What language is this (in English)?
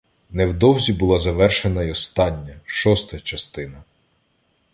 Ukrainian